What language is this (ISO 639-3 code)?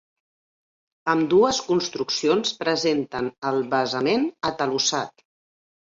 cat